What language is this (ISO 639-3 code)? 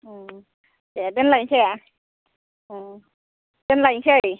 brx